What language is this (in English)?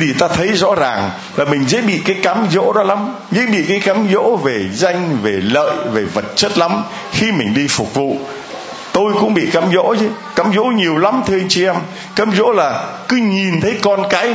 Vietnamese